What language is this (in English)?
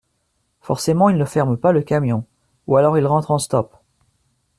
French